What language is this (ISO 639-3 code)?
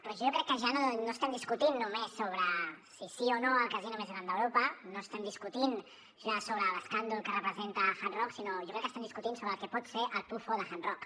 cat